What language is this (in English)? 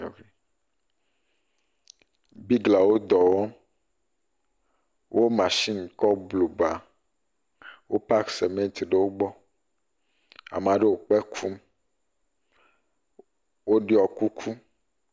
Ewe